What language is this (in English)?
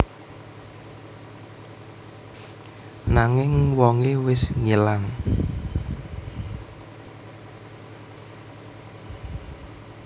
Javanese